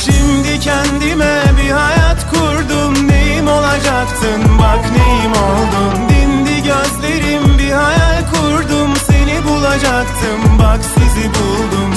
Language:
Turkish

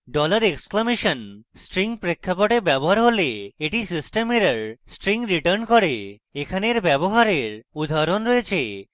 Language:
Bangla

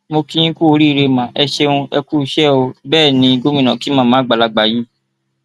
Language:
Yoruba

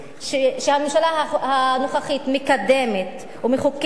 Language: Hebrew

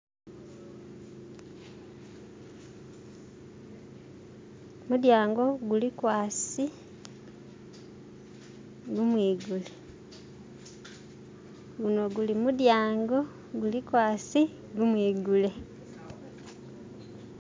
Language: Masaaba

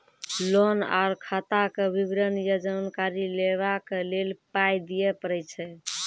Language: Maithili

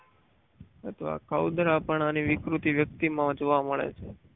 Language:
Gujarati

